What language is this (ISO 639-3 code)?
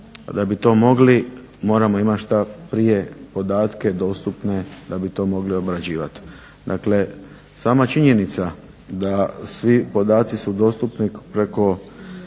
hrv